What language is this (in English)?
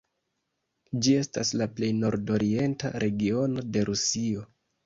Esperanto